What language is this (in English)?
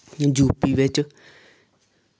Dogri